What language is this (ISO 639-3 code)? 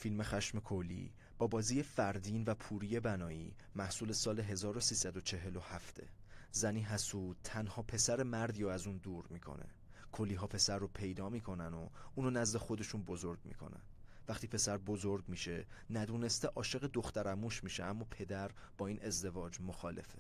fas